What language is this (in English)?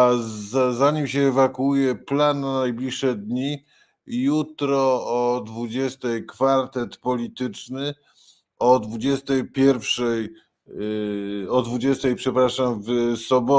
Polish